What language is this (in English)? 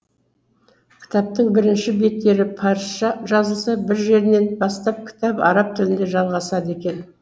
Kazakh